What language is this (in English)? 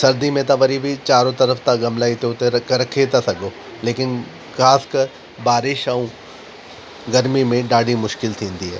Sindhi